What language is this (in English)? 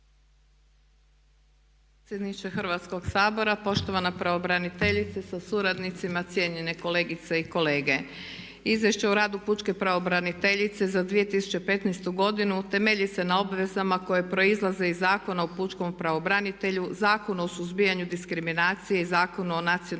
Croatian